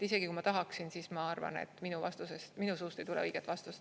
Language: Estonian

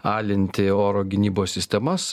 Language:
Lithuanian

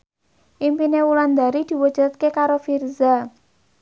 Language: Javanese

